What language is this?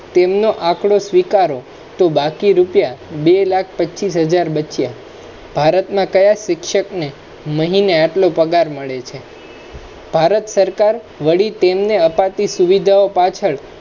Gujarati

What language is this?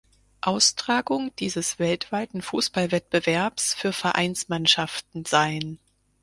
German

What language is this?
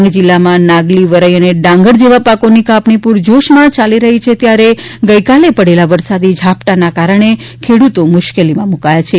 Gujarati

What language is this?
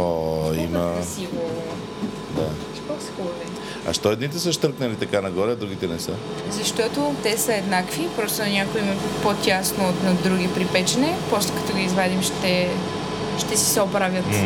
Bulgarian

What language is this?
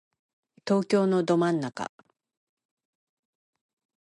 Japanese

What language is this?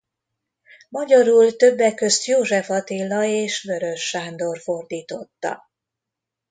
Hungarian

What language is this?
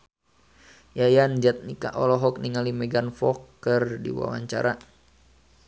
Sundanese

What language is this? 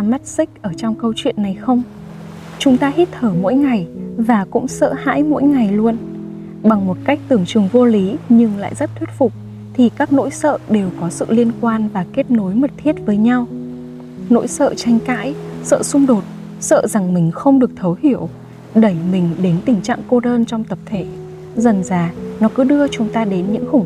Vietnamese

